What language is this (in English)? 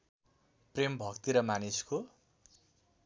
Nepali